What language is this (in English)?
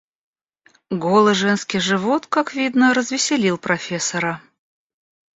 Russian